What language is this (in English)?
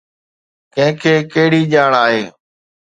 Sindhi